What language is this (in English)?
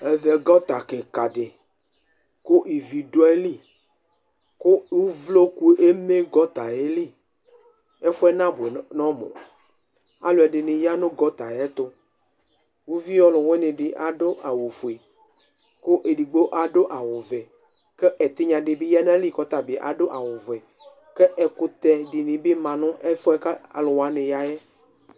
Ikposo